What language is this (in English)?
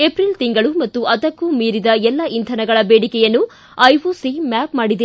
Kannada